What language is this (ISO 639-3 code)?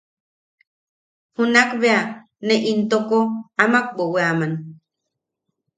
yaq